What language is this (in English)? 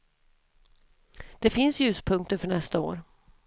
Swedish